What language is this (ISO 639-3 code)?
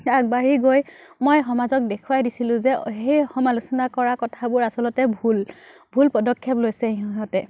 asm